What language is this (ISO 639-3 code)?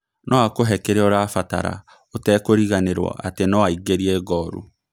kik